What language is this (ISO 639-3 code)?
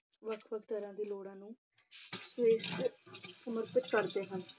pan